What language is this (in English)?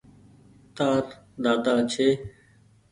Goaria